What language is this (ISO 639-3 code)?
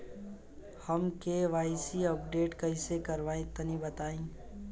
bho